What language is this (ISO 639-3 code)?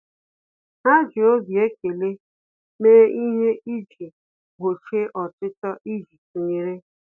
ibo